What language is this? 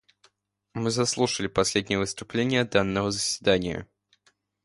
Russian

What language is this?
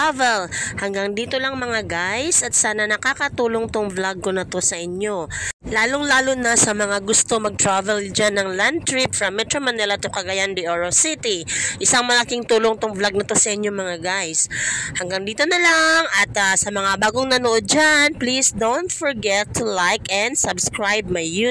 Filipino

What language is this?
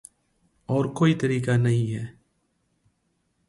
Urdu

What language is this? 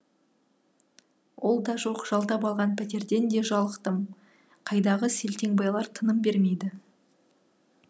Kazakh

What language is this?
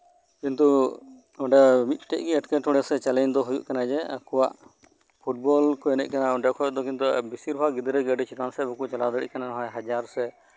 Santali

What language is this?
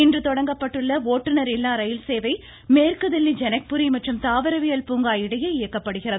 Tamil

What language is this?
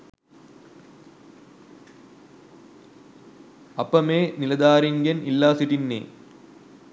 Sinhala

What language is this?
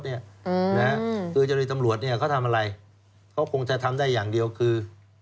Thai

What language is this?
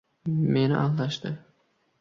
Uzbek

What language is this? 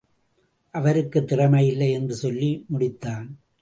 Tamil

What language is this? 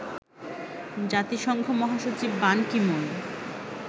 Bangla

